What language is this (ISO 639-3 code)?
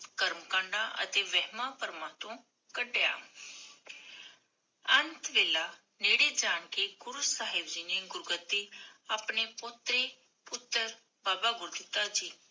pan